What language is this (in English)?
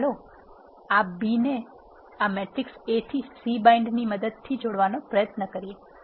Gujarati